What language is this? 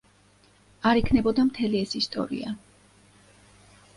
Georgian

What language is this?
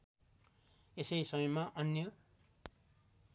Nepali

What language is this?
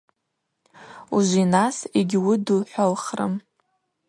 Abaza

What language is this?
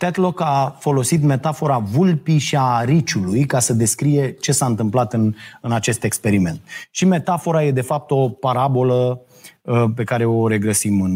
Romanian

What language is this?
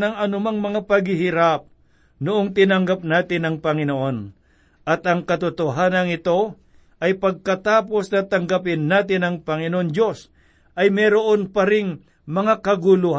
Filipino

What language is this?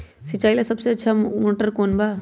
Magahi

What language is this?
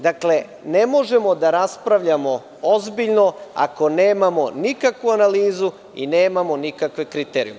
Serbian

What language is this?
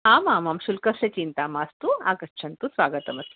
Sanskrit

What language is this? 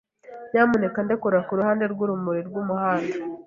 Kinyarwanda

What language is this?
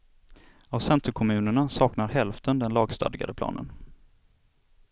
Swedish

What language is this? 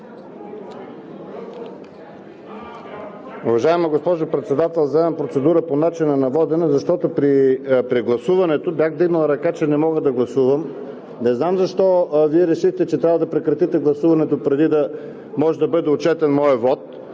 Bulgarian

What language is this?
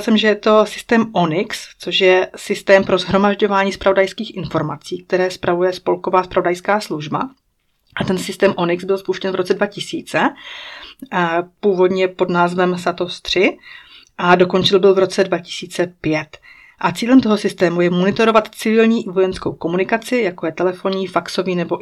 Czech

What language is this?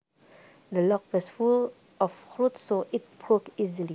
Javanese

